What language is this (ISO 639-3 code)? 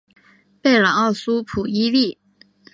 zho